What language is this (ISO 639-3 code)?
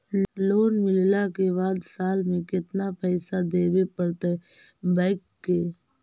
mag